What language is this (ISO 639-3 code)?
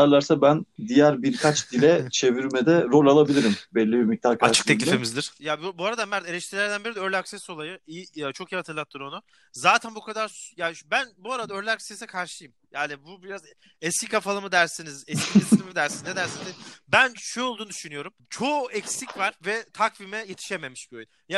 tur